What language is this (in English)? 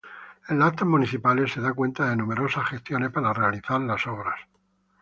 Spanish